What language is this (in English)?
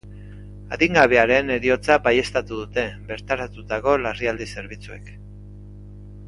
Basque